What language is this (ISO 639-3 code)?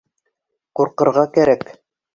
bak